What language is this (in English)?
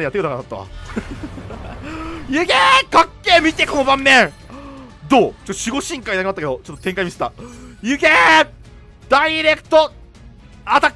Japanese